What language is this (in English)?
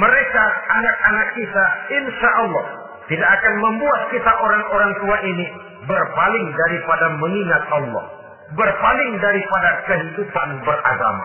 Indonesian